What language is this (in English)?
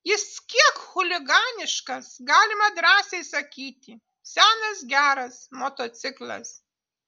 Lithuanian